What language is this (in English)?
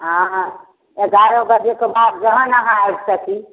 Maithili